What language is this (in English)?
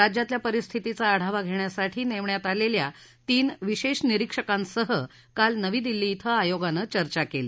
Marathi